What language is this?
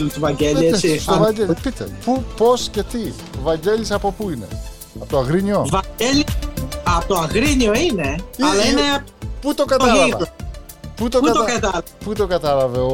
Greek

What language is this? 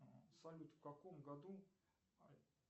Russian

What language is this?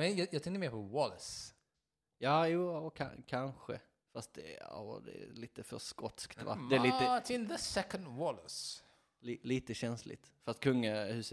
Swedish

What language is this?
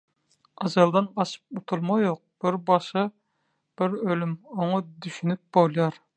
Turkmen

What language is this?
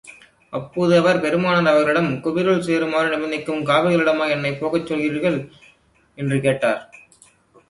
Tamil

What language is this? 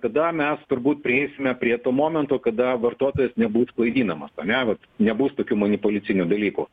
Lithuanian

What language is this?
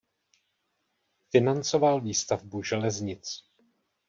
Czech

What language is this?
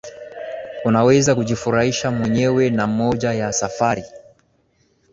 Swahili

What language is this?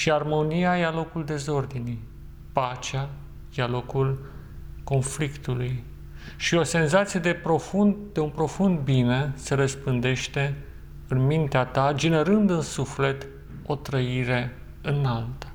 Romanian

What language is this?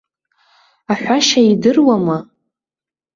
Abkhazian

